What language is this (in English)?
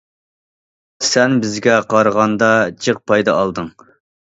Uyghur